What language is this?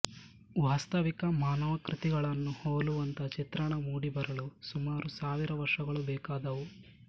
Kannada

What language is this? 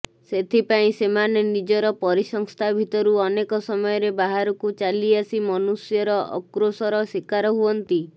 Odia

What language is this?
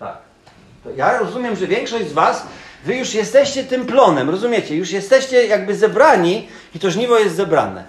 Polish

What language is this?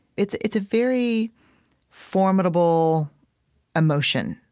English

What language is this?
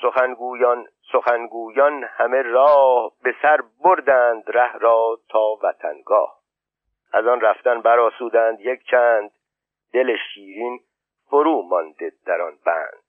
Persian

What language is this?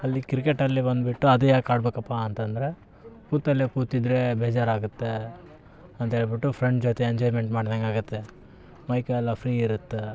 Kannada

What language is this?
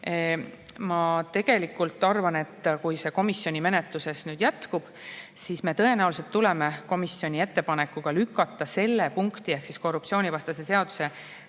Estonian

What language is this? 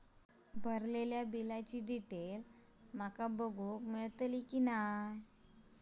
Marathi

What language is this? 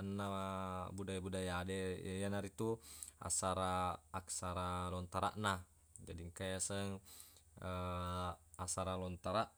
Buginese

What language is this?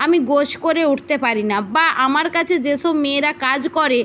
Bangla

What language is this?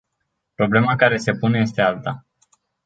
Romanian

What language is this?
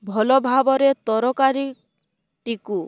Odia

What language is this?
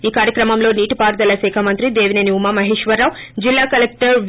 Telugu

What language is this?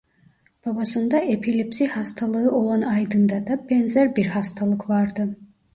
Turkish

